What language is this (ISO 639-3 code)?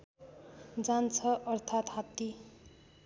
nep